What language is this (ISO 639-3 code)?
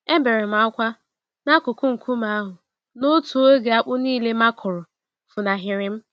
ibo